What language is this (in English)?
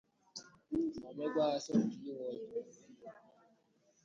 Igbo